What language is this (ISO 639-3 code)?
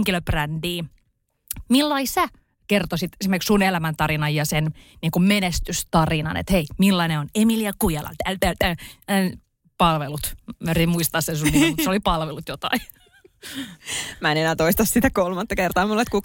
fin